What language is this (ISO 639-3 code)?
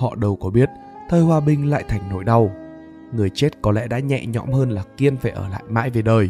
vie